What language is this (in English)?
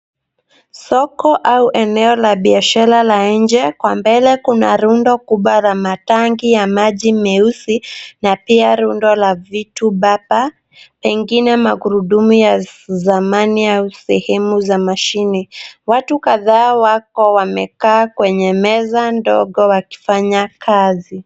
Swahili